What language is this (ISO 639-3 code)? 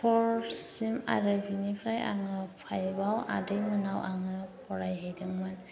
brx